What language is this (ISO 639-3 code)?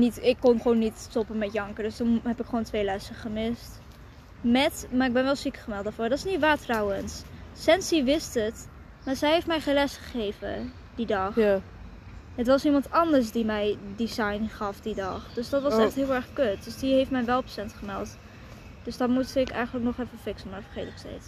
nld